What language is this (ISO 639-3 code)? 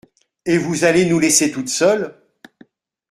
fra